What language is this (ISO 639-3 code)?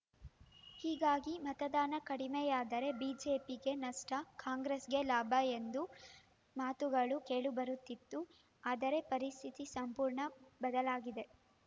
kan